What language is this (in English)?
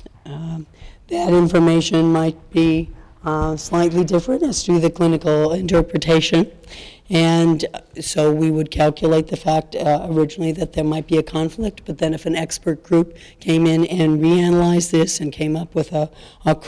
English